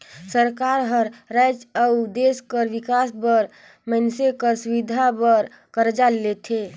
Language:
Chhattisgarhi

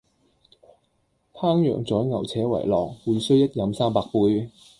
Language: Cantonese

